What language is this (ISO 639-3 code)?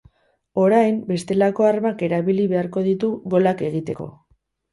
eus